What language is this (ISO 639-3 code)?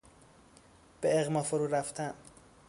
fas